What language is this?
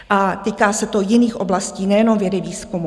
Czech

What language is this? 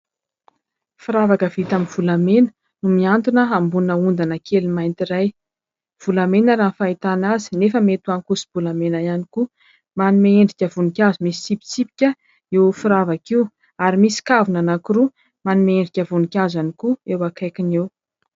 Malagasy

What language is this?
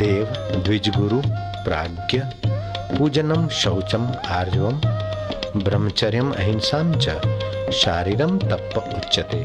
Hindi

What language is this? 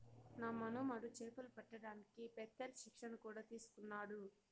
Telugu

